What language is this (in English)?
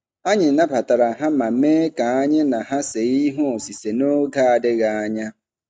Igbo